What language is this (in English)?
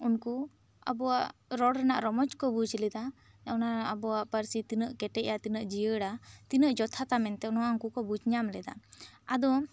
Santali